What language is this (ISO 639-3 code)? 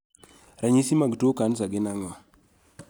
luo